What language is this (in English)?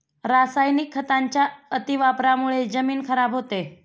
Marathi